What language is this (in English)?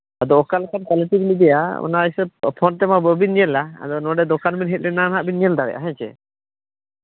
Santali